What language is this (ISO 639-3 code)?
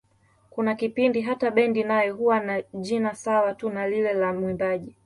swa